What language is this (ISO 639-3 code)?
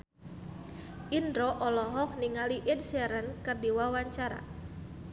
sun